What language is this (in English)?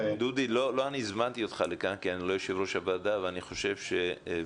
Hebrew